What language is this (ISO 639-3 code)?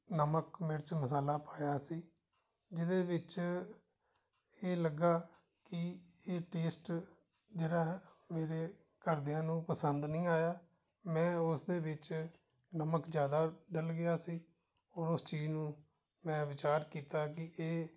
pan